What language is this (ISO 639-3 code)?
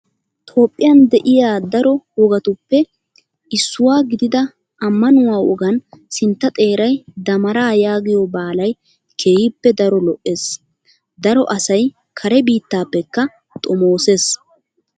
wal